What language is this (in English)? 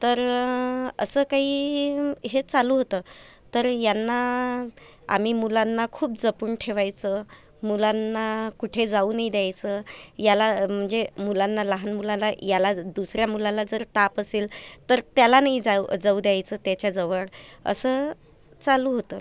Marathi